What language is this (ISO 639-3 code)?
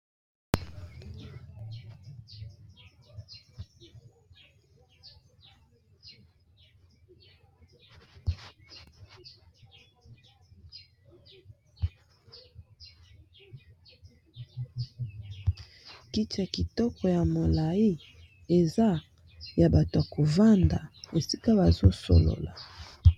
lin